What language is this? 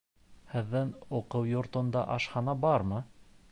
Bashkir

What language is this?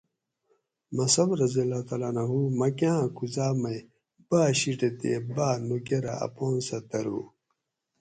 Gawri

